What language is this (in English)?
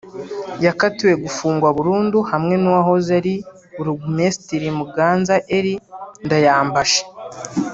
Kinyarwanda